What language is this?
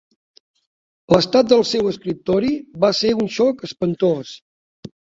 Catalan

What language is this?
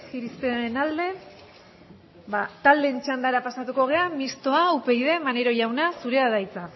Basque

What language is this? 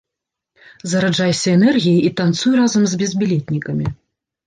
Belarusian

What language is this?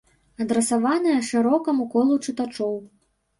Belarusian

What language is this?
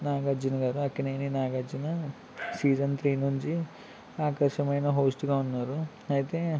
Telugu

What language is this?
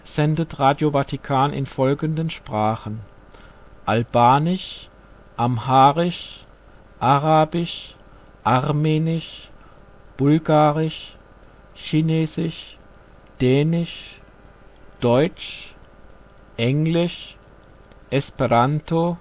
German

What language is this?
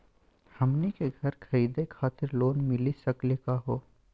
Magahi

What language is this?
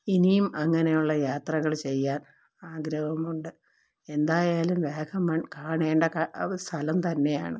Malayalam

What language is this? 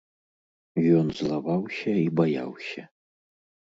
Belarusian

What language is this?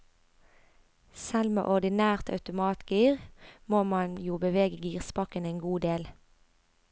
Norwegian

